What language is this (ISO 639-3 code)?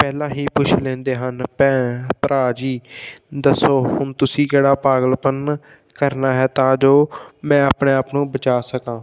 pan